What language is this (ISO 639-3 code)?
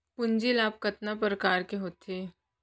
hne